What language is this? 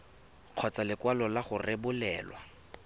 Tswana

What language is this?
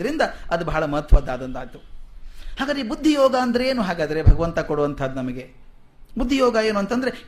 Kannada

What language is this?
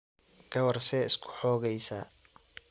Somali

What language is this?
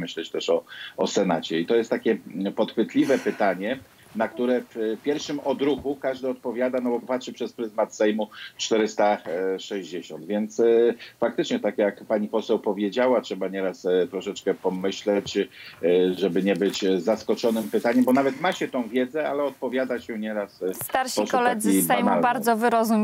Polish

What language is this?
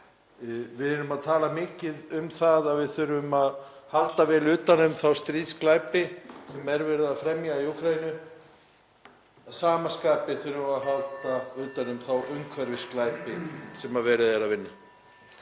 Icelandic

